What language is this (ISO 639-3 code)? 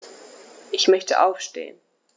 deu